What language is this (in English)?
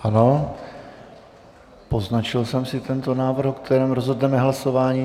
Czech